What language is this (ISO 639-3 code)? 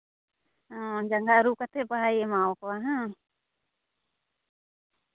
sat